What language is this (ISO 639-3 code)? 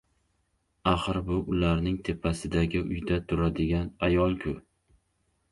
uzb